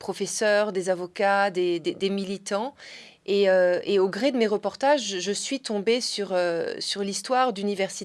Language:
French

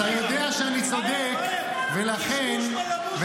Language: Hebrew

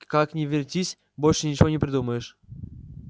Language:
Russian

